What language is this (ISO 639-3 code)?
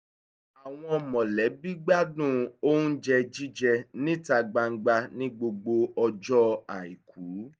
yor